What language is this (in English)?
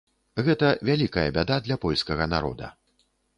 Belarusian